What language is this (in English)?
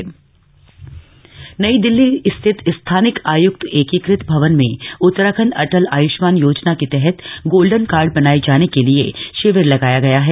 Hindi